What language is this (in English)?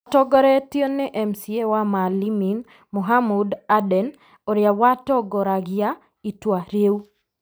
Kikuyu